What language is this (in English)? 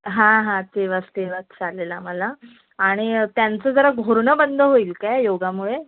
Marathi